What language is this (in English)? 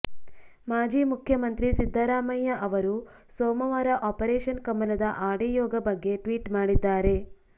Kannada